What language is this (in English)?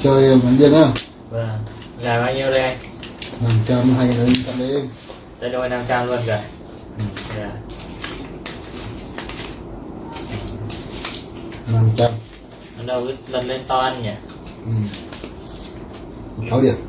Vietnamese